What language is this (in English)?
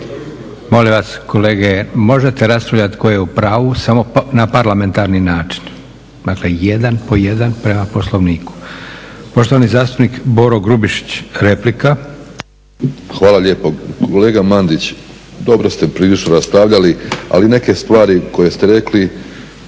Croatian